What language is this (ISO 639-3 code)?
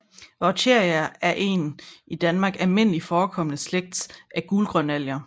dan